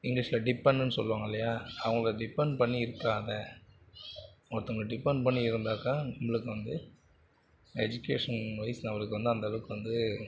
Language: Tamil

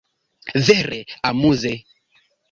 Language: Esperanto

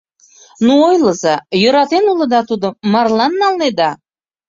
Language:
Mari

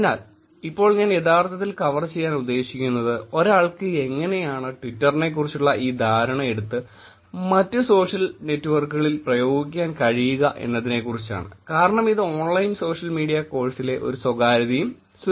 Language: Malayalam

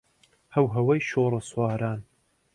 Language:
Central Kurdish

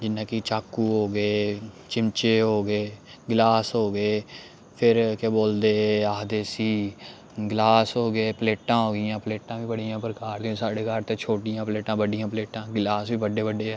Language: Dogri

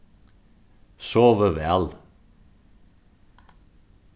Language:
Faroese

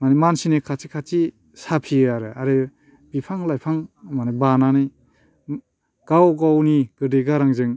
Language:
Bodo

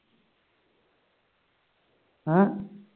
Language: Punjabi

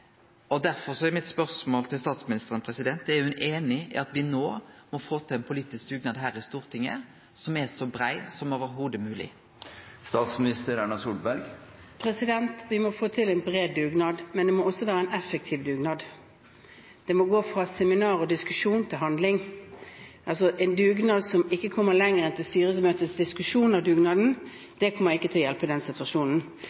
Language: Norwegian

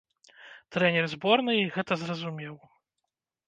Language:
Belarusian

